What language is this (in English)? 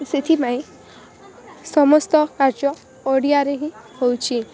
Odia